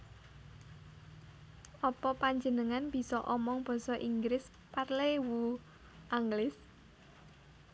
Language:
Javanese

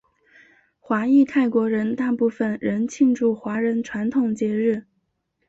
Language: Chinese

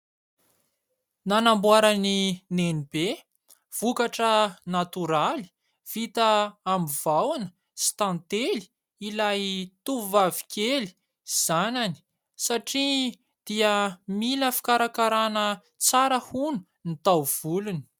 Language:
Malagasy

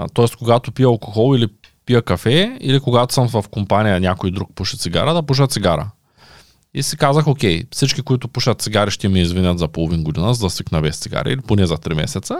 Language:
Bulgarian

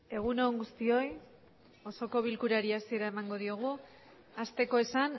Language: Basque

